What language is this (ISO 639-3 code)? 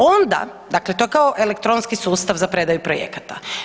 hrv